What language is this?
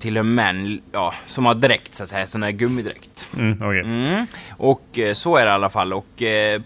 Swedish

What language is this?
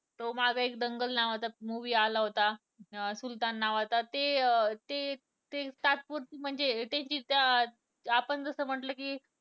Marathi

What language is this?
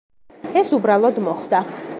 Georgian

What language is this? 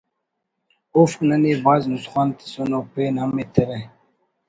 Brahui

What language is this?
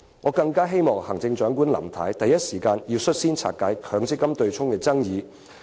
Cantonese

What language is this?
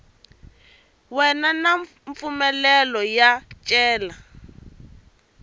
Tsonga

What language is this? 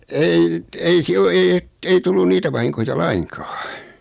Finnish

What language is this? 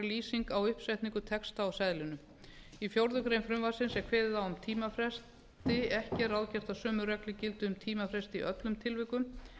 Icelandic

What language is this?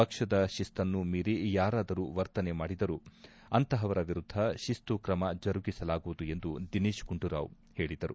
Kannada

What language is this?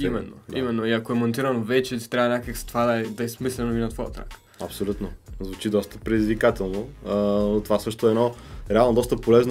Bulgarian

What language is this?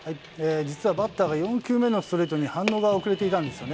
Japanese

